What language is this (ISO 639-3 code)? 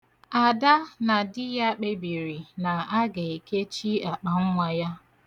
ibo